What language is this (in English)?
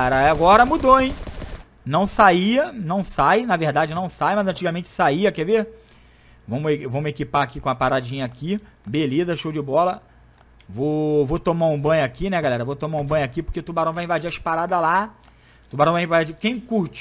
Portuguese